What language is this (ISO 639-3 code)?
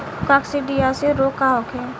bho